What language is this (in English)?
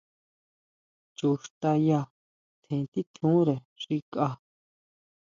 Huautla Mazatec